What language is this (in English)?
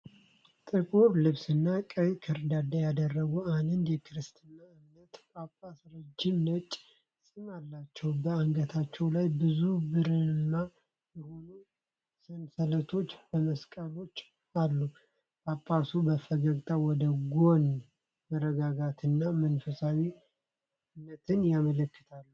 Amharic